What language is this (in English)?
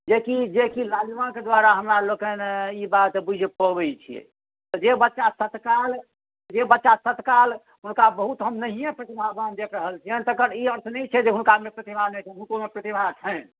Maithili